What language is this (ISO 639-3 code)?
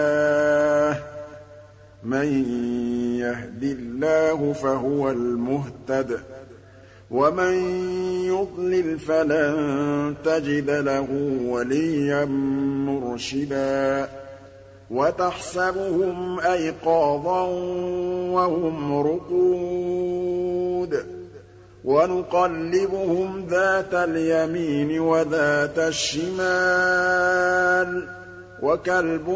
ara